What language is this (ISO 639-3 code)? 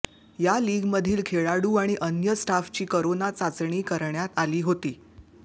mar